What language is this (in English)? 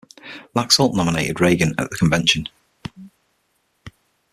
English